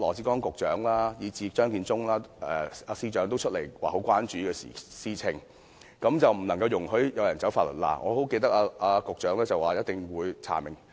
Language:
Cantonese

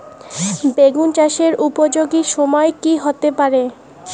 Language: Bangla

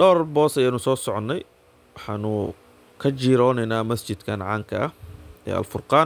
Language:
Arabic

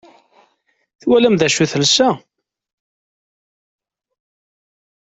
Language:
Kabyle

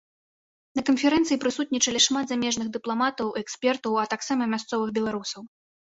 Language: Belarusian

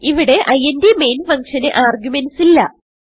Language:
Malayalam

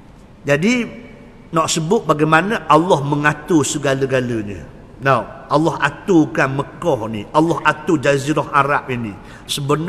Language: Malay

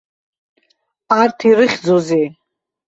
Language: Abkhazian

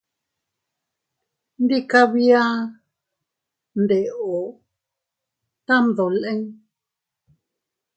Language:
Teutila Cuicatec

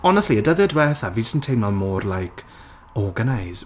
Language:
Welsh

